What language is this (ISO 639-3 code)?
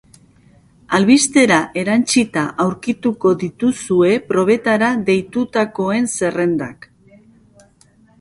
eus